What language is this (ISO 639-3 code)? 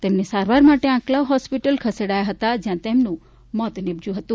guj